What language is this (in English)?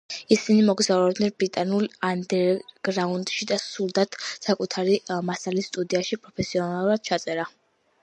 Georgian